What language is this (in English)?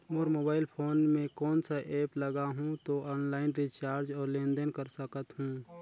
Chhattisgarhi